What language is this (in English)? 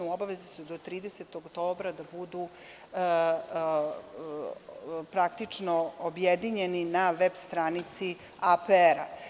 Serbian